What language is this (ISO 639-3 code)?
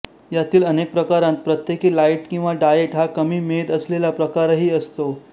mar